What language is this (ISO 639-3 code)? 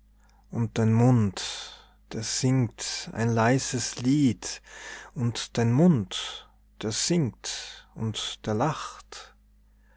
deu